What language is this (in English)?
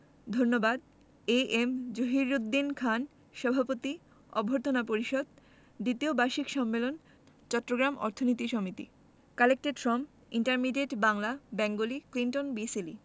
Bangla